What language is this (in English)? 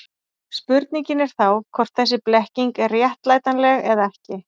Icelandic